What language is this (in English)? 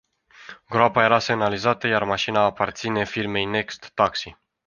Romanian